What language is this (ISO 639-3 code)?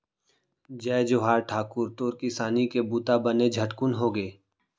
hne